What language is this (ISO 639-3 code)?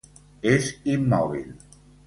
cat